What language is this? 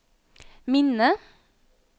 Norwegian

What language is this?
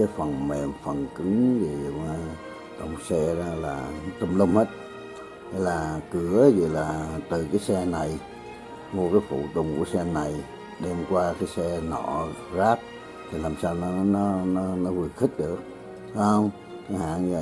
Vietnamese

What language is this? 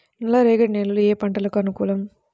Telugu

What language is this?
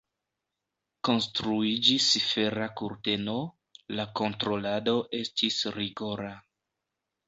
Esperanto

